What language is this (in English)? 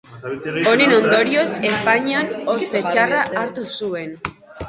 Basque